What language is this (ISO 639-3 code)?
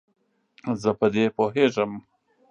pus